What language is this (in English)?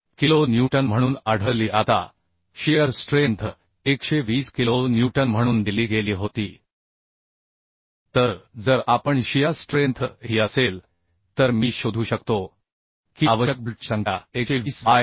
Marathi